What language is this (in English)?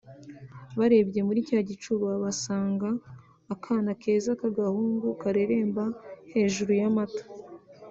Kinyarwanda